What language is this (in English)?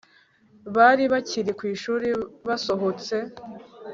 Kinyarwanda